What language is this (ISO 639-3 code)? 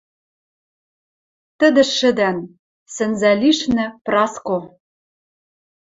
mrj